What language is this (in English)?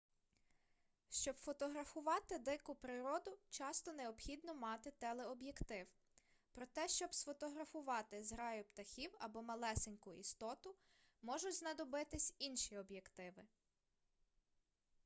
Ukrainian